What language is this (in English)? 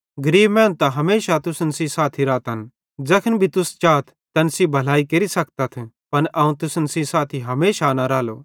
Bhadrawahi